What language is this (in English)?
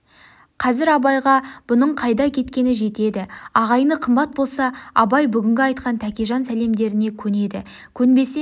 Kazakh